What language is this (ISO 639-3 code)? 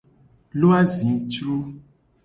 gej